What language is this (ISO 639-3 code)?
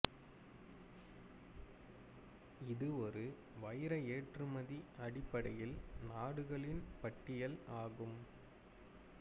tam